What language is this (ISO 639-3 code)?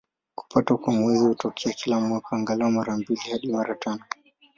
swa